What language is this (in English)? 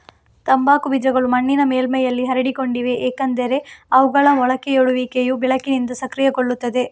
Kannada